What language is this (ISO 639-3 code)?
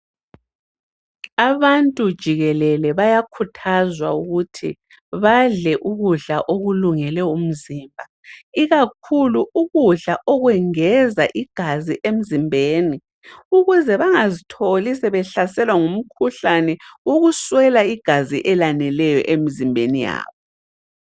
nde